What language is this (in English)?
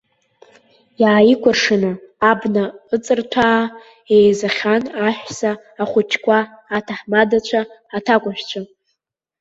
Abkhazian